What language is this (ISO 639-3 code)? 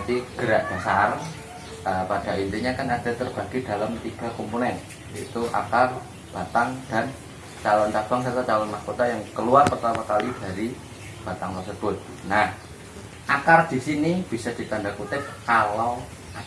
ind